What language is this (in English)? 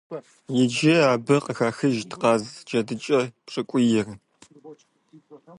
Kabardian